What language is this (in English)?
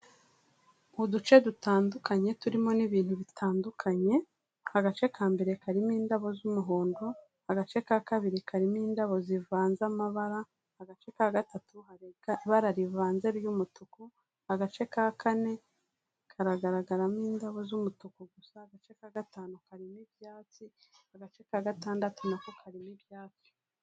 Kinyarwanda